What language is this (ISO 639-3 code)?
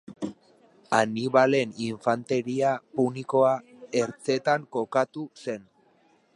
eus